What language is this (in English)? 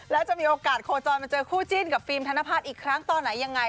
Thai